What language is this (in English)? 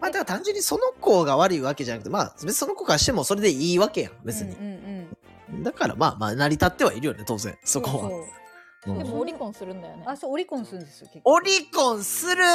Japanese